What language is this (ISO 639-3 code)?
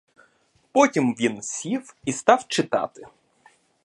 ukr